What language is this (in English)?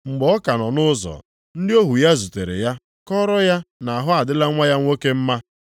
Igbo